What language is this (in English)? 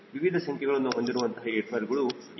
Kannada